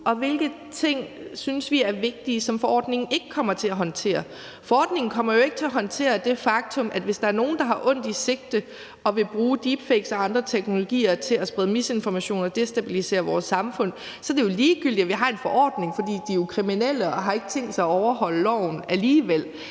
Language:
Danish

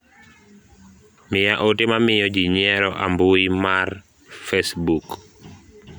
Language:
Luo (Kenya and Tanzania)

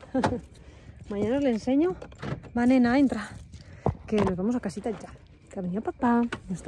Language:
Spanish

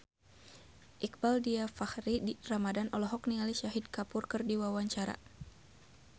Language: Sundanese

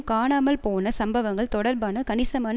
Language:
Tamil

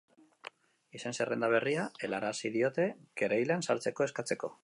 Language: Basque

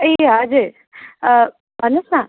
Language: Nepali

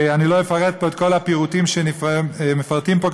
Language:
Hebrew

